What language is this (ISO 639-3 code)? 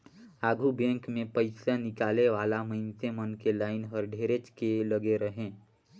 hne